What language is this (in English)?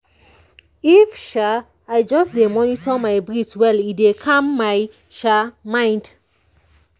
Nigerian Pidgin